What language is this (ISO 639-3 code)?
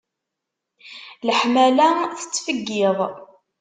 kab